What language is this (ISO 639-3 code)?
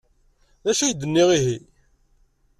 kab